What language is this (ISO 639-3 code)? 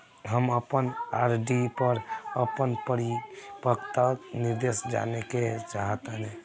bho